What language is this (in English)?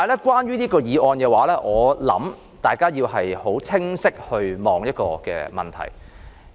Cantonese